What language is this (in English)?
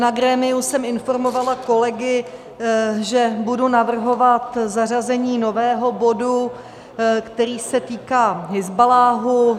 Czech